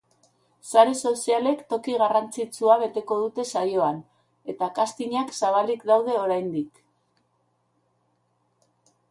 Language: Basque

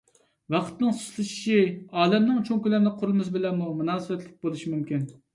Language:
Uyghur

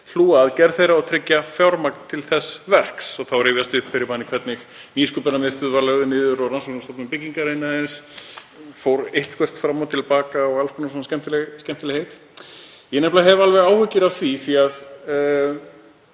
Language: Icelandic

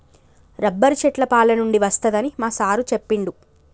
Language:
Telugu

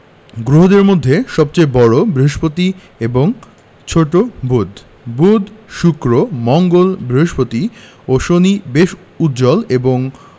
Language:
Bangla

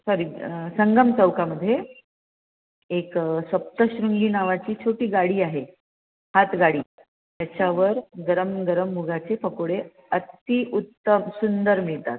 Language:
Marathi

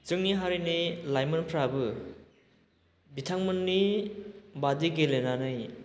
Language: Bodo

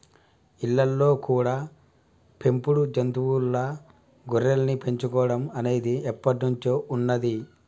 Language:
Telugu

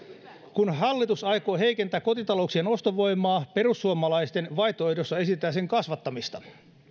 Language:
Finnish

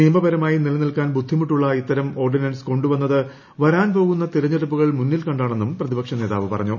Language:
Malayalam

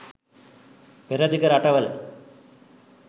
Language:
Sinhala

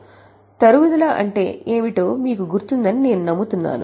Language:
Telugu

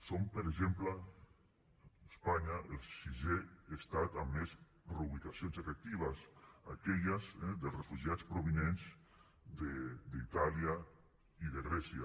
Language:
Catalan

